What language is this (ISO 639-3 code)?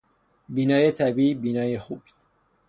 fas